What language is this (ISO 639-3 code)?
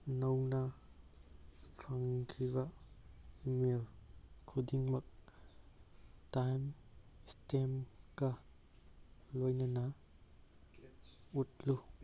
mni